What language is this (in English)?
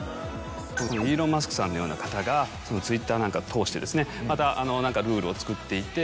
Japanese